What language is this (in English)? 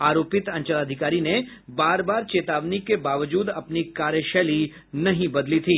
Hindi